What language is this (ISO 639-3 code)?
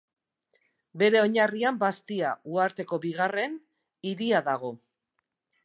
eus